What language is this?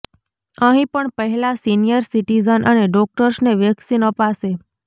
Gujarati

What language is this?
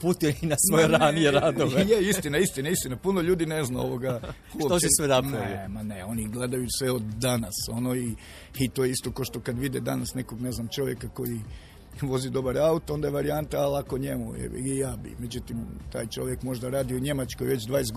Croatian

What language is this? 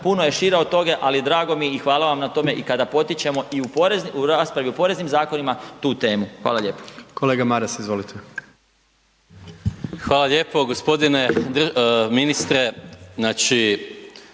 Croatian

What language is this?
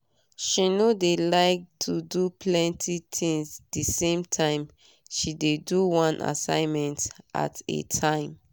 Nigerian Pidgin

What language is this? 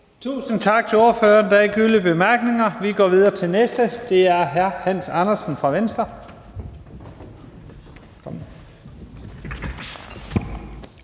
Danish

